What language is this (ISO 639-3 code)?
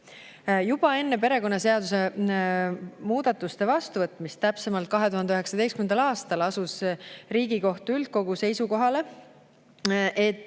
est